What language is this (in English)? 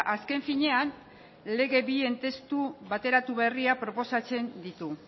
Basque